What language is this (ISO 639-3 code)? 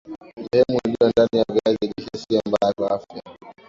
swa